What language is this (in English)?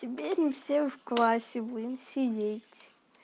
Russian